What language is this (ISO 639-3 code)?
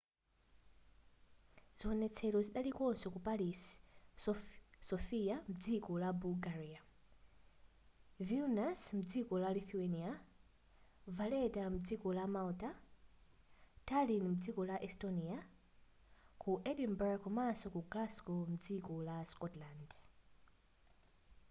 nya